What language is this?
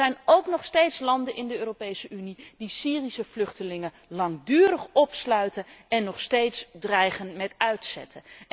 Dutch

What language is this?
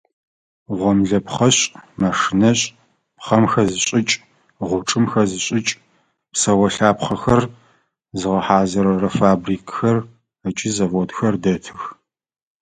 Adyghe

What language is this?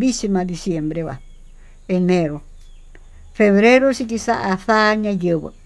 Tututepec Mixtec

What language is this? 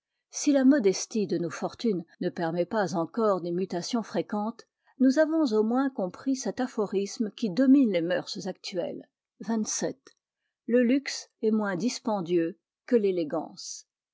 French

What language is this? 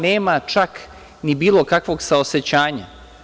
Serbian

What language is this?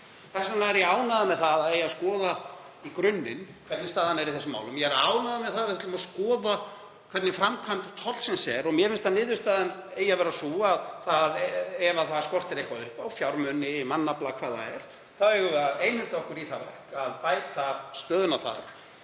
Icelandic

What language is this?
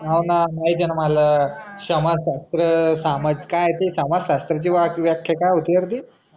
Marathi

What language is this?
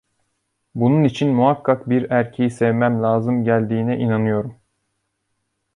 Turkish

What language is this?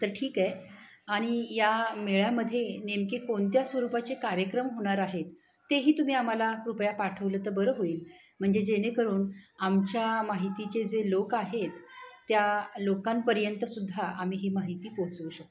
Marathi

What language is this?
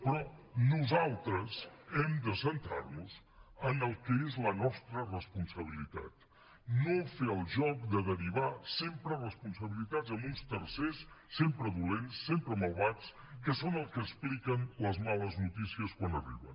Catalan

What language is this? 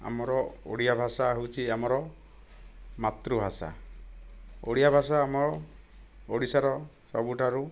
Odia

